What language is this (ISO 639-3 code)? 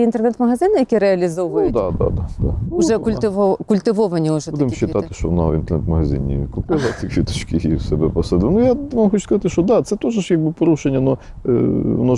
ukr